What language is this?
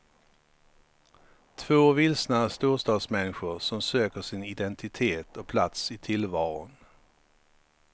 Swedish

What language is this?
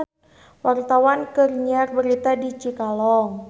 Sundanese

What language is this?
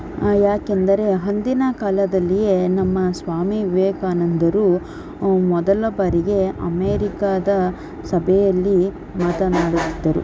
Kannada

